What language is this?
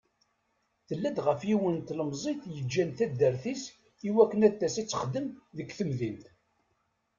Kabyle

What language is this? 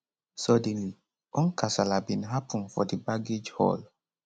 Nigerian Pidgin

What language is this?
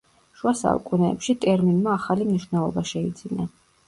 Georgian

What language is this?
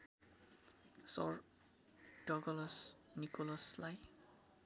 Nepali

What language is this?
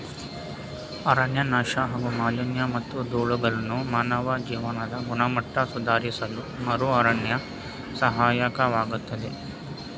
Kannada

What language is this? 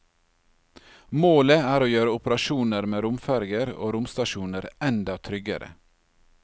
Norwegian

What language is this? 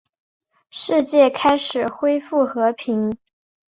Chinese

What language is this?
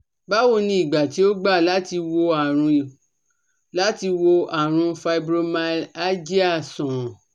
Yoruba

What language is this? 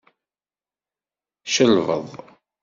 Kabyle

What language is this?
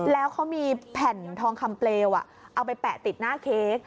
Thai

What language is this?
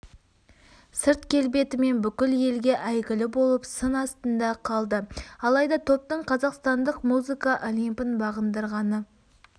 Kazakh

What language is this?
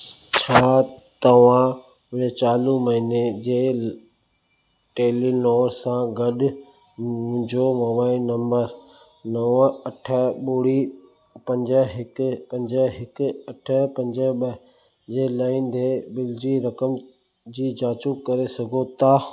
Sindhi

